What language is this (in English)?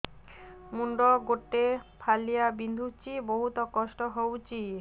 Odia